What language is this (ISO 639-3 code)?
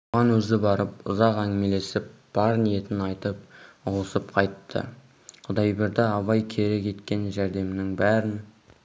kaz